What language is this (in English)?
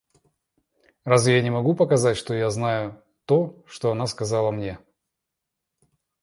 Russian